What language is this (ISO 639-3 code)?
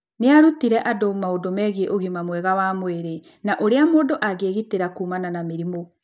kik